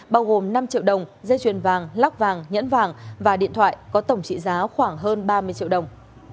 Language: Vietnamese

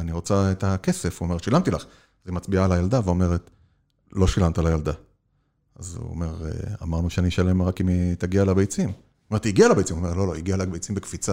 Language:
Hebrew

